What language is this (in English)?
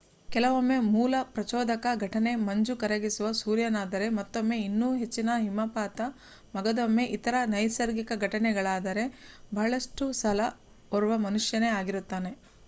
Kannada